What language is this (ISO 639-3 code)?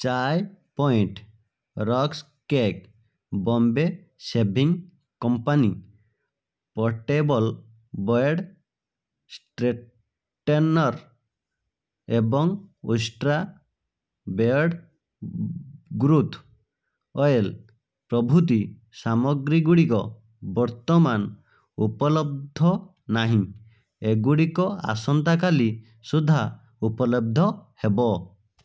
ori